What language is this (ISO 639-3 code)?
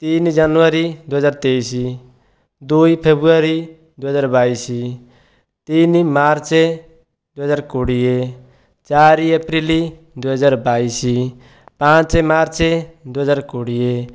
ori